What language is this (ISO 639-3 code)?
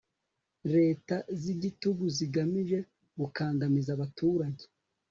kin